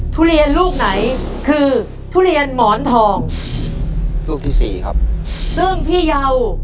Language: Thai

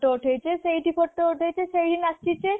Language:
Odia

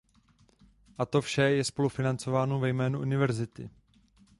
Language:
Czech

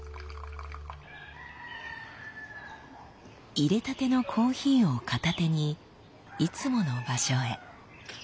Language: Japanese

